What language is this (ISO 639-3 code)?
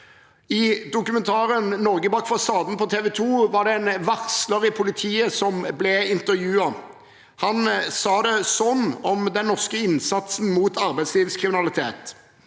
nor